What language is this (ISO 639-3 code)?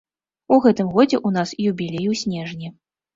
bel